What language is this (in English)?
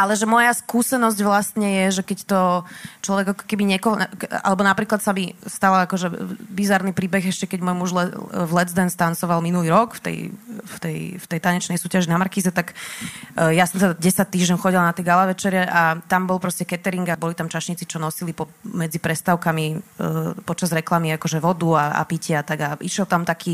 Slovak